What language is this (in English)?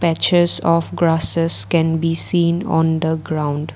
English